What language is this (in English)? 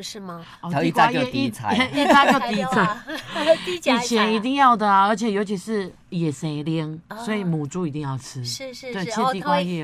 Chinese